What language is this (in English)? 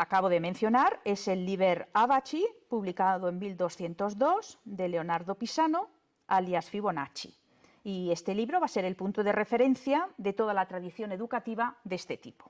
Spanish